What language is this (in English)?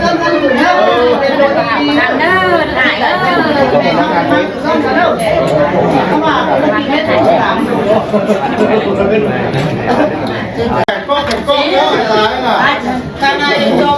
Vietnamese